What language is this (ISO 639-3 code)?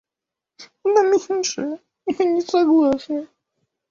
rus